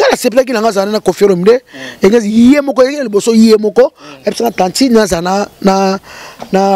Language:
French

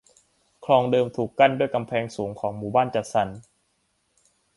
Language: Thai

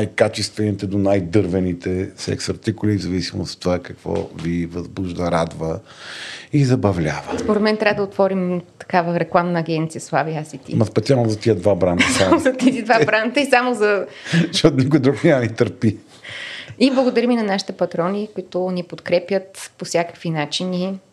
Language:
Bulgarian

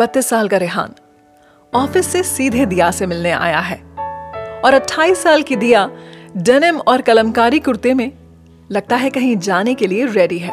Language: Hindi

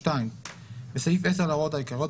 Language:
Hebrew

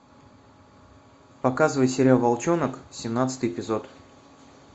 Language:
Russian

